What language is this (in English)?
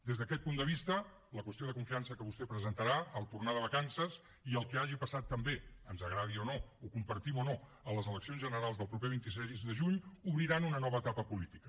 Catalan